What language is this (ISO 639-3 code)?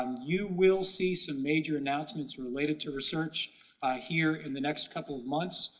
eng